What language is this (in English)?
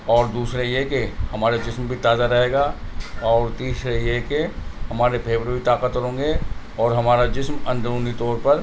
Urdu